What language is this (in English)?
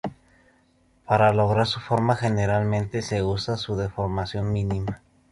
Spanish